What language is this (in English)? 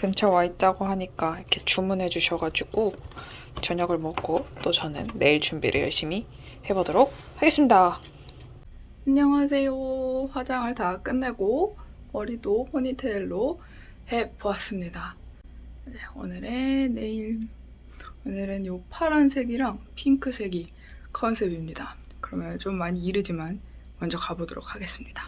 Korean